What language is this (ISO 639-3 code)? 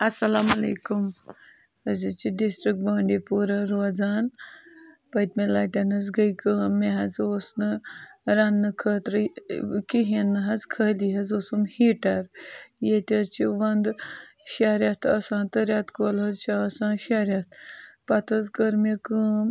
kas